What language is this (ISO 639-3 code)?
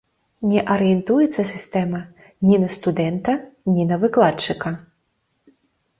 bel